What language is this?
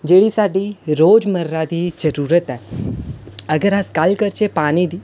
Dogri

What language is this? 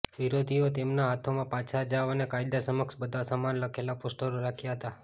Gujarati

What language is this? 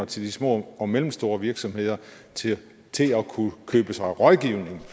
Danish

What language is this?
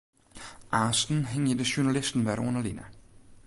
Western Frisian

